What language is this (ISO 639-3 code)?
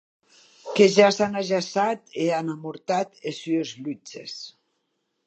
oci